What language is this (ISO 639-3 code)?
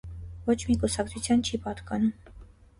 hye